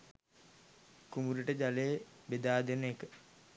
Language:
Sinhala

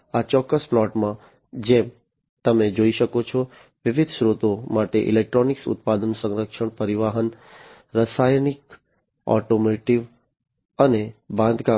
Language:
Gujarati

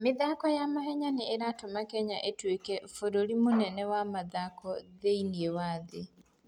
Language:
Kikuyu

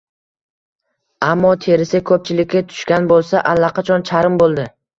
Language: Uzbek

